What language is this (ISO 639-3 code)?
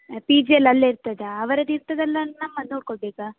kan